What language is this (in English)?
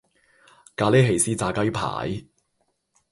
Cantonese